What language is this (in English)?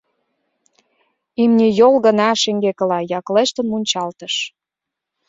Mari